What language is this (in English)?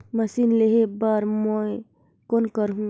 Chhattisgarhi